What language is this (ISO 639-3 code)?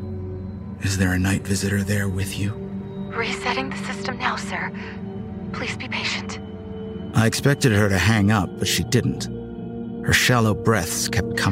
eng